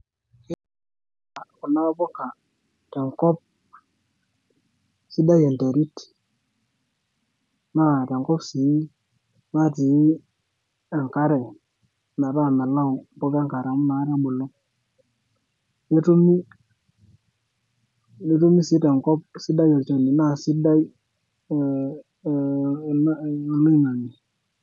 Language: Masai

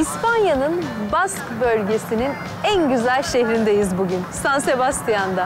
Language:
Turkish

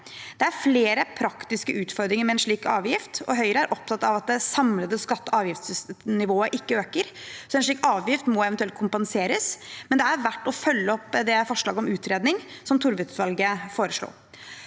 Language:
Norwegian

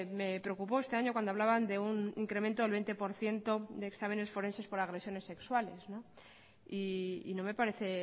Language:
Spanish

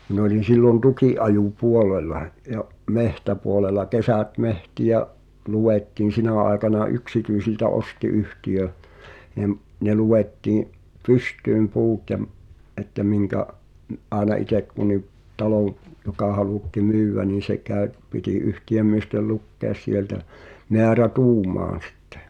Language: Finnish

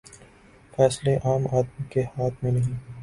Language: Urdu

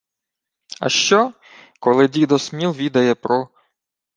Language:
Ukrainian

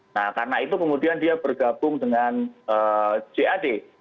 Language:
Indonesian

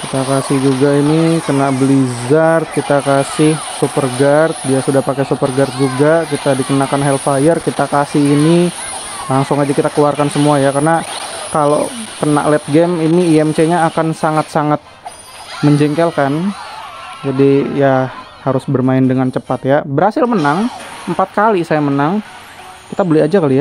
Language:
Indonesian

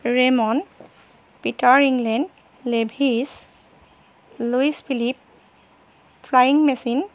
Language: Assamese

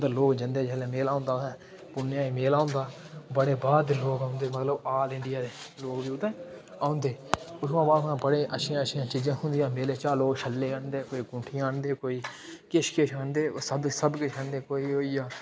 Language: Dogri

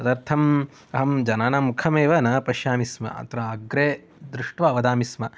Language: Sanskrit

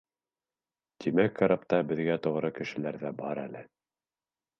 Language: Bashkir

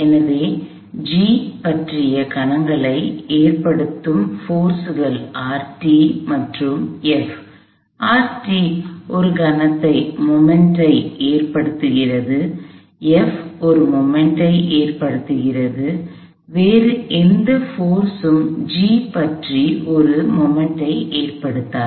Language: Tamil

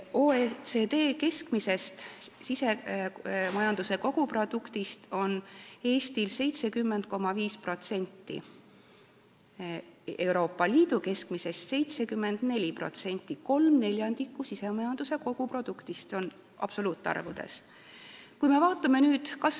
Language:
Estonian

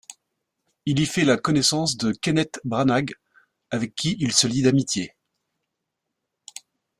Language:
French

